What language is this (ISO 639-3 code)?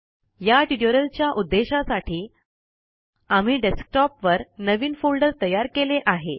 mar